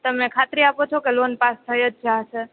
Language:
Gujarati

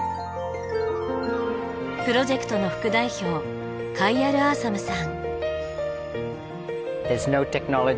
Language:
Japanese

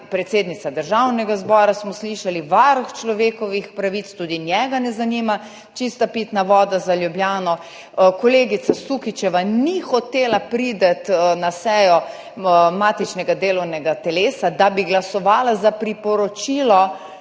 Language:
Slovenian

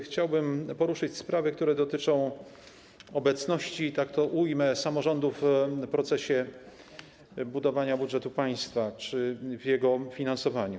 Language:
Polish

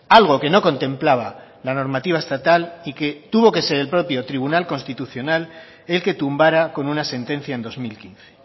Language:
Spanish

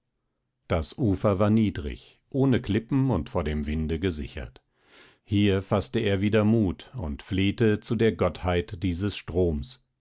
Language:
German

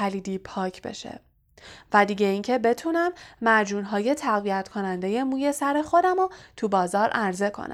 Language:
Persian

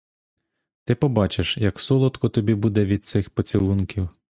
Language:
Ukrainian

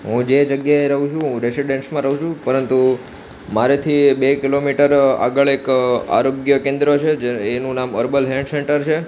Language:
Gujarati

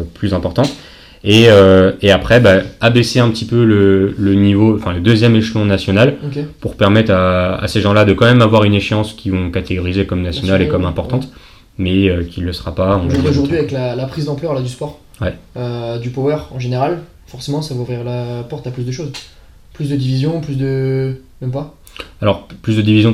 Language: French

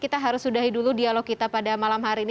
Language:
Indonesian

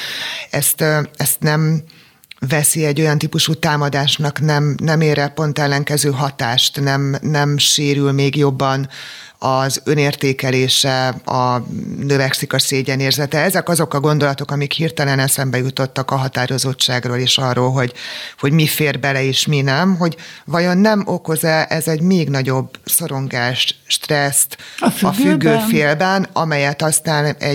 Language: Hungarian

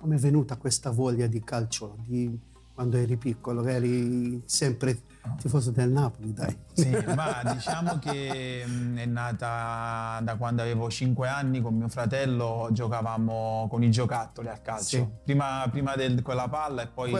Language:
Italian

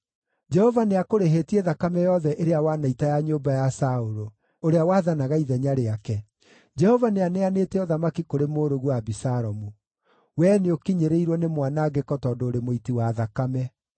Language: Kikuyu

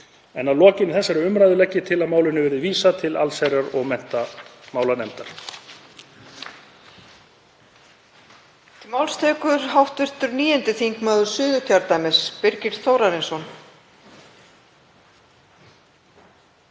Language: Icelandic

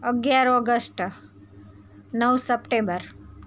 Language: Gujarati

